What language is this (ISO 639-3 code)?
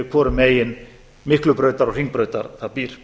isl